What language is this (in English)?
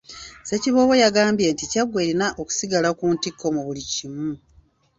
Ganda